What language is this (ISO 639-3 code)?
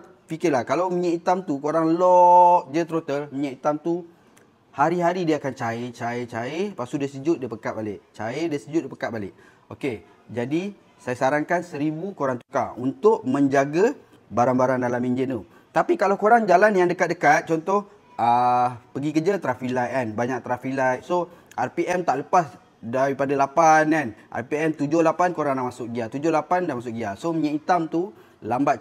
msa